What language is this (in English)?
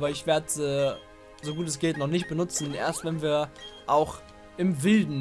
German